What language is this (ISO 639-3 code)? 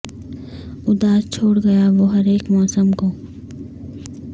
urd